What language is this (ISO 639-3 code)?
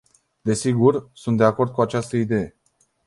ron